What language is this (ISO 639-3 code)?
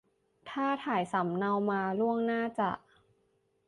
tha